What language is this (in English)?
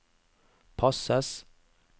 Norwegian